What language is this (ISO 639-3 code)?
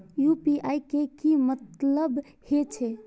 mai